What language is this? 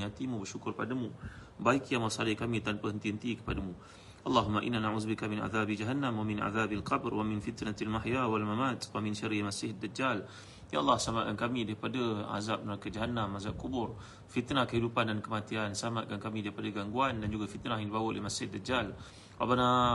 Malay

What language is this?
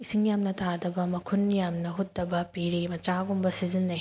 Manipuri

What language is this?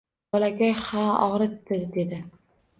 Uzbek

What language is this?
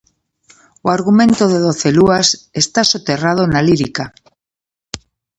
Galician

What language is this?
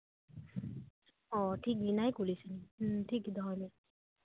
Santali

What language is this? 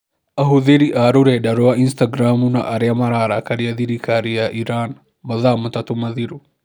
Kikuyu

